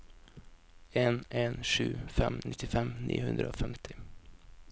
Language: Norwegian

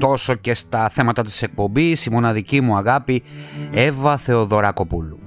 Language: Greek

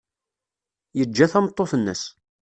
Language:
Kabyle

